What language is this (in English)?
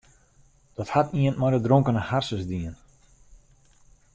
Western Frisian